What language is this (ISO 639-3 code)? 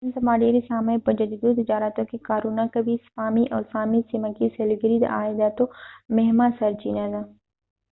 pus